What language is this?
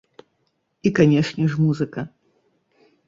Belarusian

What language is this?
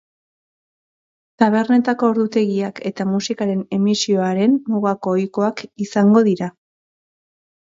Basque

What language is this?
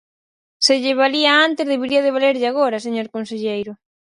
Galician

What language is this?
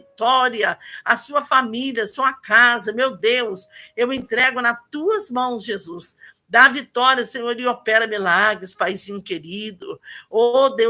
Portuguese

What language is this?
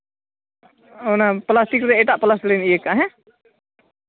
Santali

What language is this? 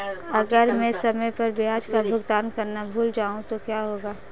Hindi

